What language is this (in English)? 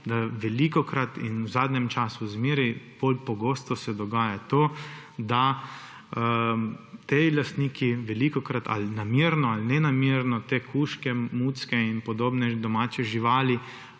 Slovenian